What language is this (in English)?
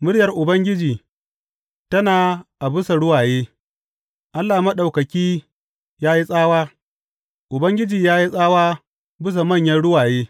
Hausa